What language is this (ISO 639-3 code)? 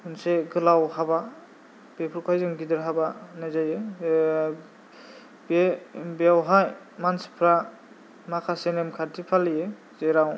brx